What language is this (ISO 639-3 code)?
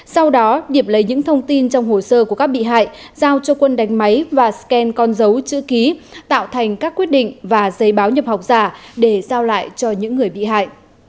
vie